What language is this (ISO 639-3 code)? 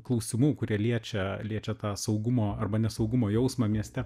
lit